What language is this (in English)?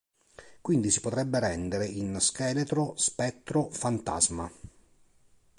Italian